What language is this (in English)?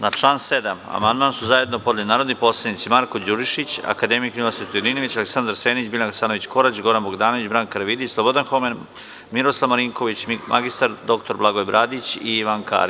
Serbian